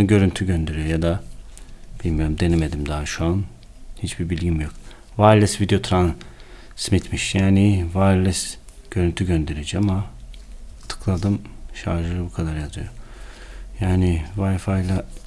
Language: Turkish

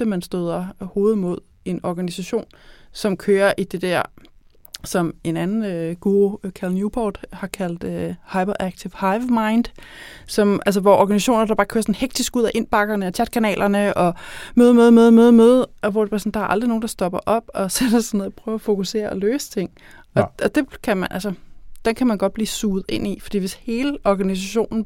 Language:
Danish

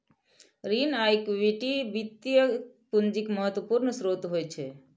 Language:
Maithili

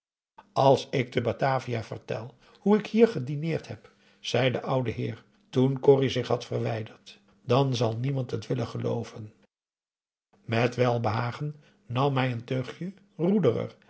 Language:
Dutch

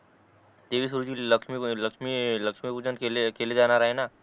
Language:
Marathi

